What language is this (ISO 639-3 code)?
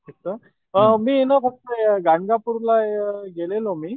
mar